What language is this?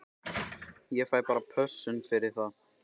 Icelandic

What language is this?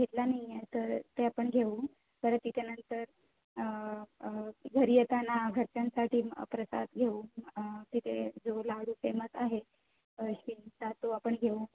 Marathi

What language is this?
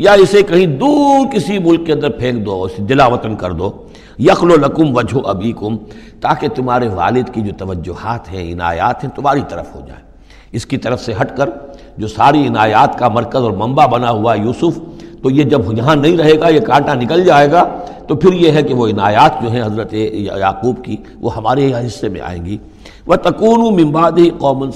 Urdu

